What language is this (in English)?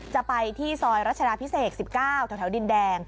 Thai